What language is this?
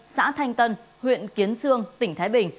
Vietnamese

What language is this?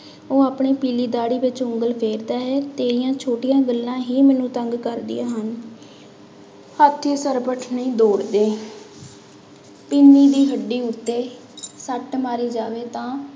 Punjabi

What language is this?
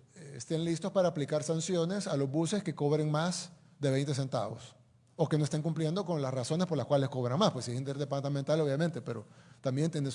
Spanish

